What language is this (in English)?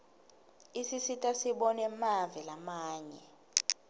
Swati